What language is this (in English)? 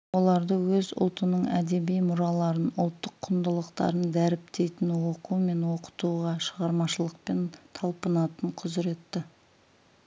Kazakh